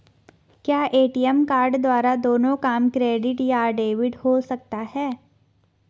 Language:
Hindi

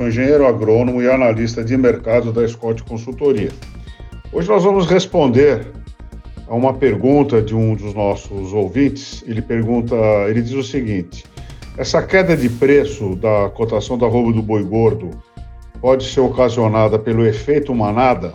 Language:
Portuguese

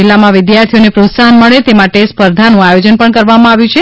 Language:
Gujarati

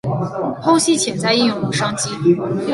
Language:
Chinese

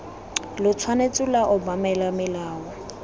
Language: Tswana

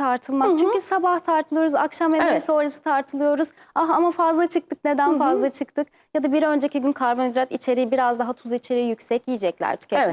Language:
Turkish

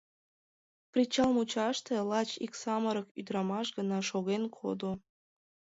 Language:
Mari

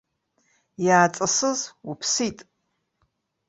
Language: Abkhazian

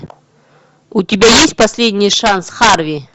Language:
Russian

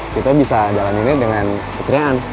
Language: Indonesian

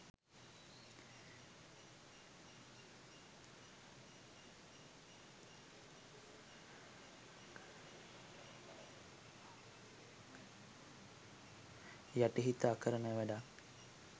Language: Sinhala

